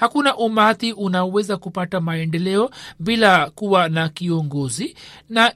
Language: Swahili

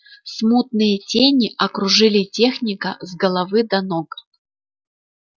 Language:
Russian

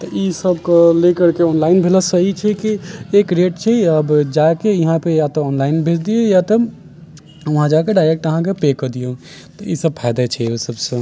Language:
Maithili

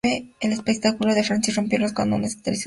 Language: Spanish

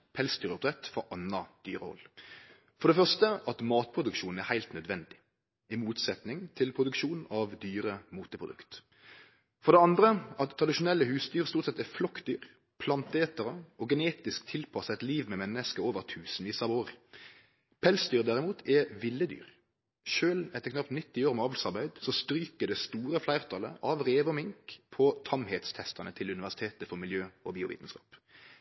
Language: Norwegian Nynorsk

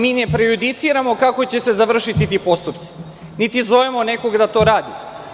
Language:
Serbian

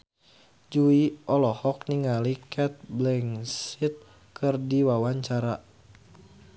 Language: Sundanese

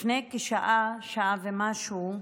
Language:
Hebrew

